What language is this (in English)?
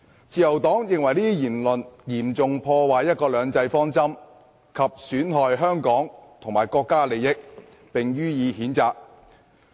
Cantonese